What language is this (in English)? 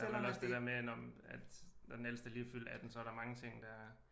Danish